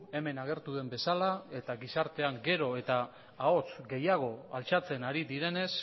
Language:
Basque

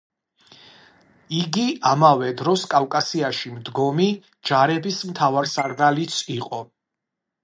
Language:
Georgian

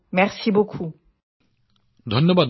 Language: Assamese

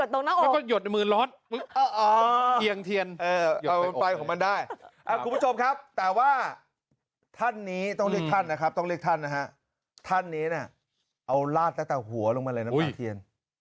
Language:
Thai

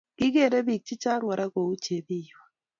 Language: Kalenjin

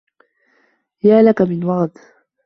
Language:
Arabic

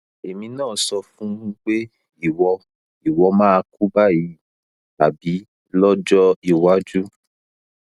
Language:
Yoruba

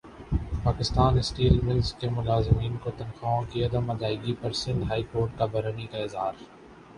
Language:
Urdu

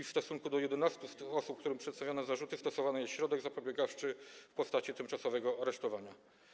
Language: Polish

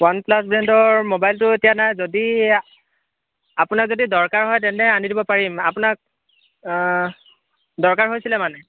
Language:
Assamese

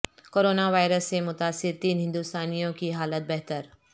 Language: Urdu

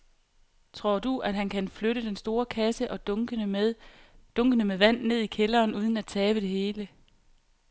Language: Danish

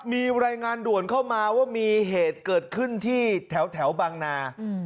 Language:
Thai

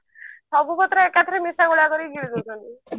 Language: Odia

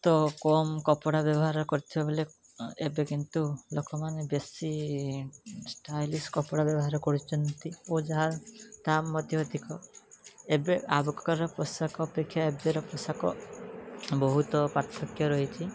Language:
Odia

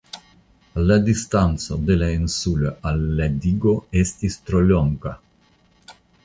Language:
Esperanto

